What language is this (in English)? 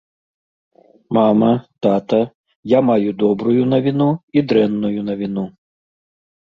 Belarusian